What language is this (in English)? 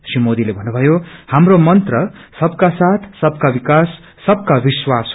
Nepali